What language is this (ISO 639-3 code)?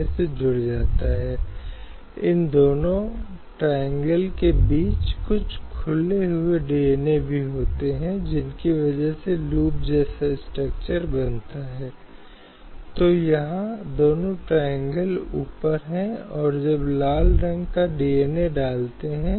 hin